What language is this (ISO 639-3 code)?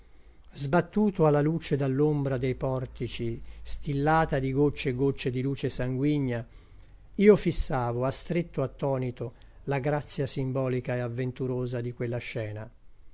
ita